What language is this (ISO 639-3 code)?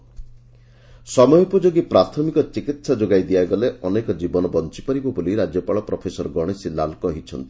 ori